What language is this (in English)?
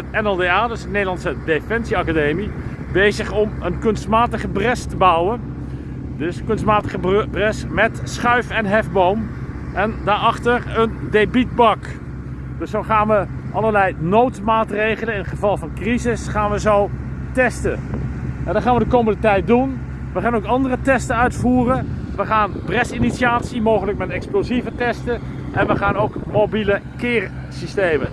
Dutch